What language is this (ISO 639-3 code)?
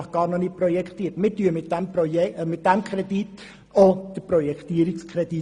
gsw